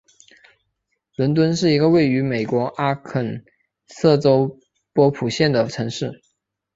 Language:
Chinese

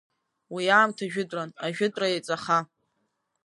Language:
Abkhazian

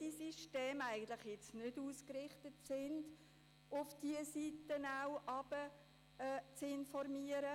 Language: Swiss German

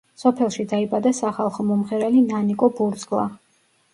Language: Georgian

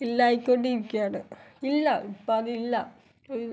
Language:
Malayalam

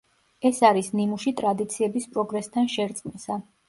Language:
Georgian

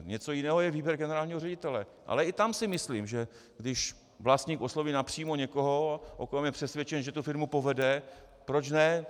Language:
Czech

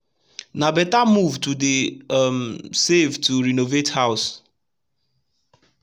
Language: Nigerian Pidgin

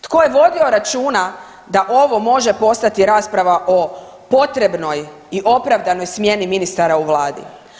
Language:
Croatian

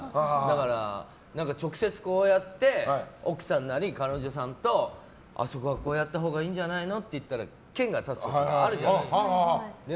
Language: Japanese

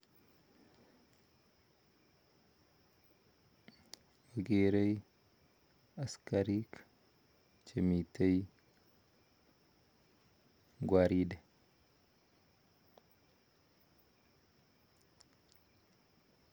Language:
Kalenjin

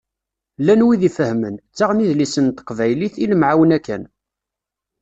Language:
Kabyle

